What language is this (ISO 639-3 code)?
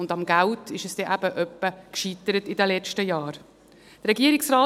gsw